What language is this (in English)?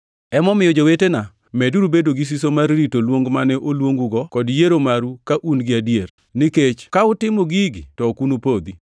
Luo (Kenya and Tanzania)